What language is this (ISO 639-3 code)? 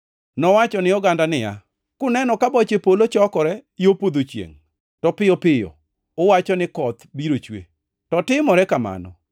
luo